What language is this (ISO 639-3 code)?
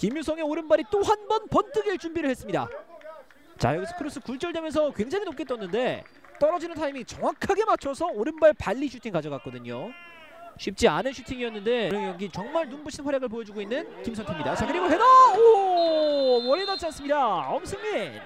kor